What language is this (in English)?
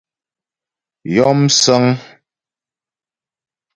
Ghomala